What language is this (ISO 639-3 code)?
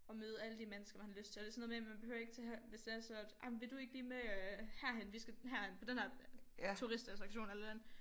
dan